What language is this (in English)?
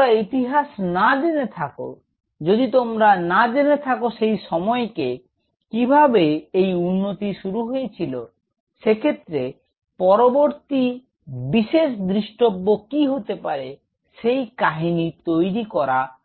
Bangla